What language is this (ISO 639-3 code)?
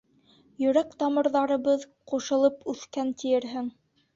bak